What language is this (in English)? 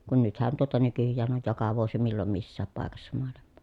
Finnish